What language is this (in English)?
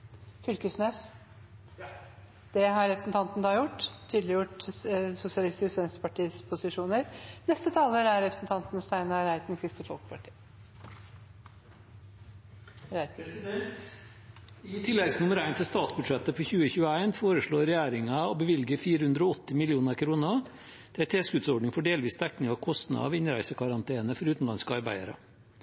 Norwegian